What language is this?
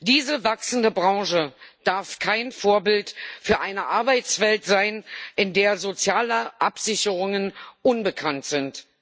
German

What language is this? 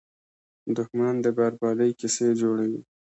Pashto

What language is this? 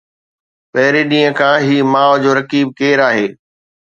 Sindhi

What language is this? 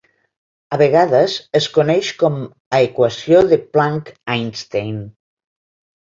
Catalan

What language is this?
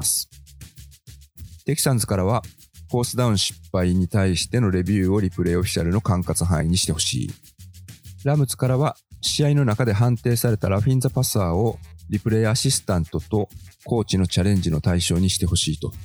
Japanese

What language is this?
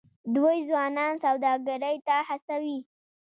Pashto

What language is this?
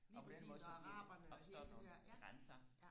Danish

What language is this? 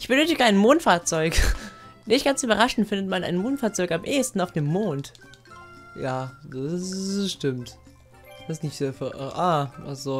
German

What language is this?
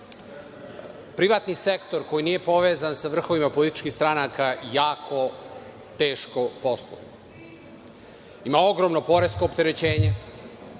Serbian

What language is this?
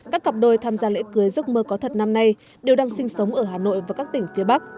Vietnamese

